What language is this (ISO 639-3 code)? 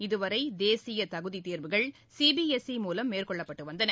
tam